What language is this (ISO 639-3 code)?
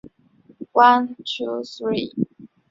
zho